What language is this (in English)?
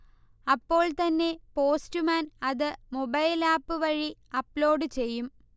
Malayalam